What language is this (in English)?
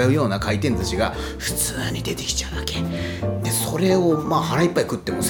Japanese